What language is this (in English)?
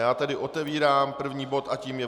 Czech